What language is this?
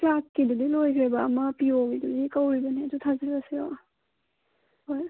Manipuri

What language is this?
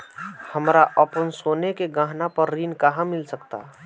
Bhojpuri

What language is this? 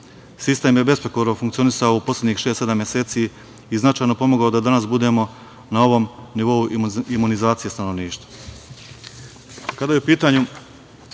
Serbian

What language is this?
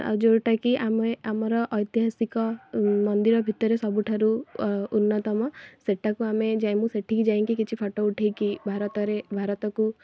Odia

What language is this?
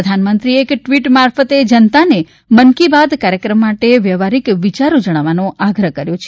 Gujarati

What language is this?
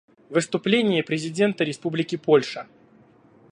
Russian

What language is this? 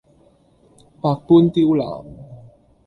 Cantonese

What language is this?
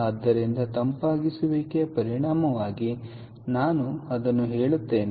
Kannada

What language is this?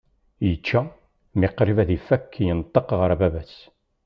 Kabyle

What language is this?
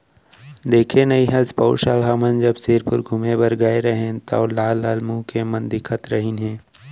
Chhattisgarhi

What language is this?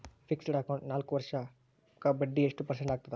Kannada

